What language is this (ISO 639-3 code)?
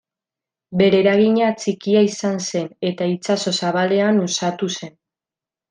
eus